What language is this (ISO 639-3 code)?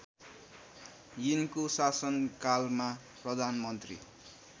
nep